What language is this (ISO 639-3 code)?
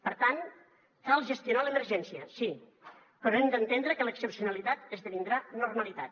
cat